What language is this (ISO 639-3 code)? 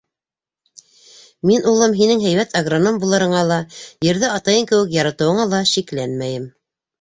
bak